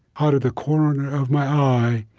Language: English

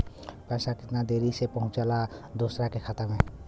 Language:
Bhojpuri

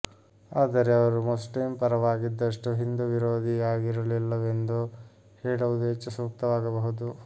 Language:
Kannada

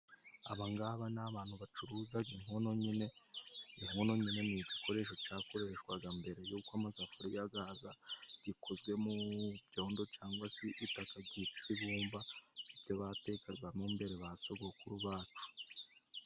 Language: Kinyarwanda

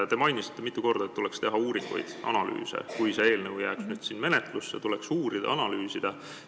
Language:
Estonian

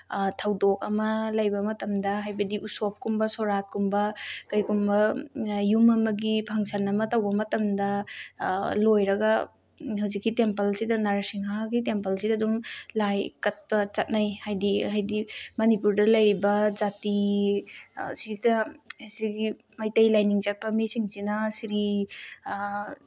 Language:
Manipuri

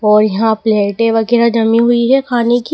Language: Hindi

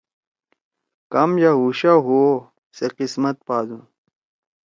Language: Torwali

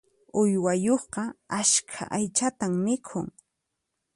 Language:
Puno Quechua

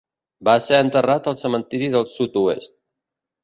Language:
Catalan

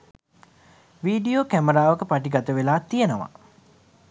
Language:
Sinhala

